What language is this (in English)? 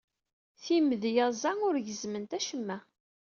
Kabyle